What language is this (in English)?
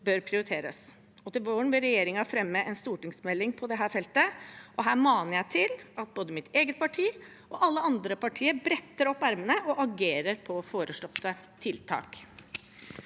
Norwegian